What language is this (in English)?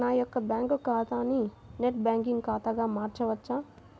Telugu